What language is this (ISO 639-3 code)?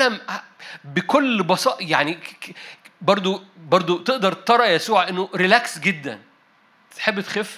ara